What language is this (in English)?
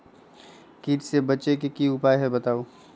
Magahi